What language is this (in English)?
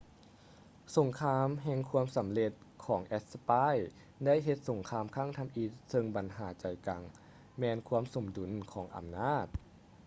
Lao